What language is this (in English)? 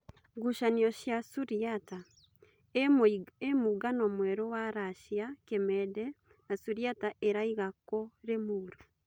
Kikuyu